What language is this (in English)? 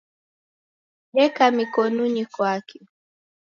Taita